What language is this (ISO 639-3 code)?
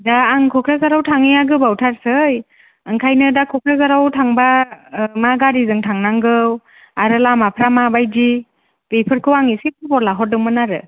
brx